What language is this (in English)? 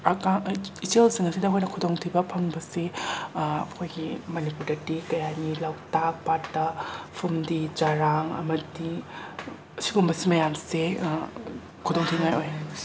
Manipuri